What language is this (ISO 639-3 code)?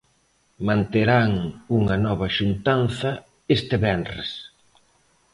glg